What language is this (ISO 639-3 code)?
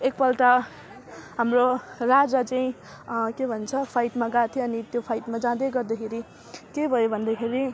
nep